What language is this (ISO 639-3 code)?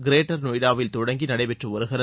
tam